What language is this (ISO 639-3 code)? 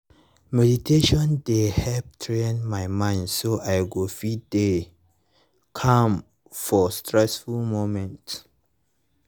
pcm